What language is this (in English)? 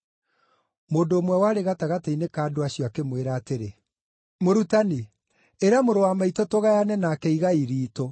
Kikuyu